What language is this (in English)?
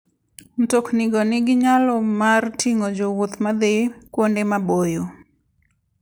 Luo (Kenya and Tanzania)